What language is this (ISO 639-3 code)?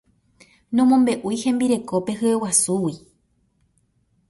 grn